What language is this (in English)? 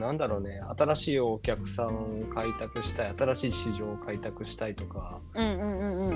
Japanese